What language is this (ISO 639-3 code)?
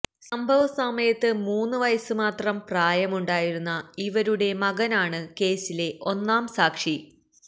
mal